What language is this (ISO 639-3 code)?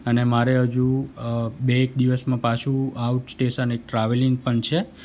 guj